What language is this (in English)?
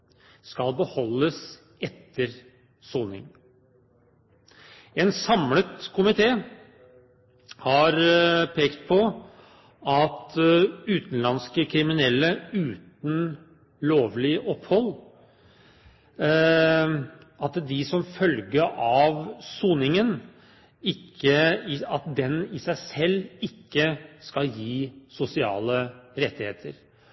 Norwegian Bokmål